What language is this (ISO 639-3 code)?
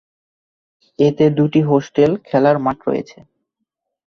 ben